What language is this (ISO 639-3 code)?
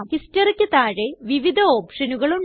mal